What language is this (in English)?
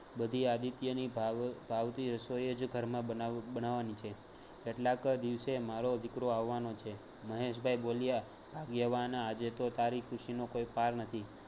Gujarati